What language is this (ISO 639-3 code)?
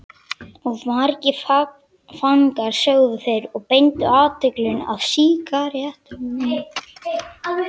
isl